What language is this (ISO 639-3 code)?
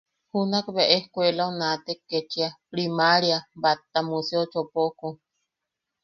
yaq